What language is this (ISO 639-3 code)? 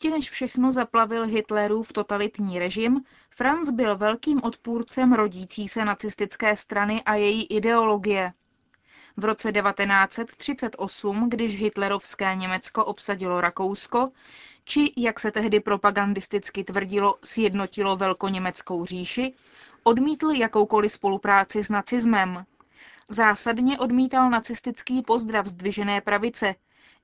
ces